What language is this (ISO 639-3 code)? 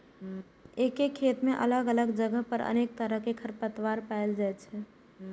mai